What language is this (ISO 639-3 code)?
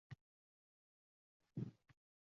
uzb